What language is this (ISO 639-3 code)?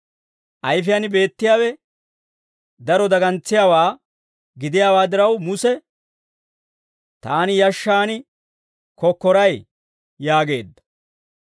dwr